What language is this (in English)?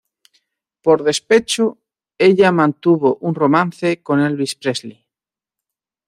Spanish